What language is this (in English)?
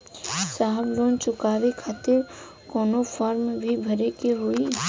Bhojpuri